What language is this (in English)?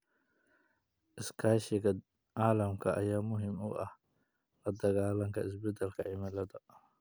Somali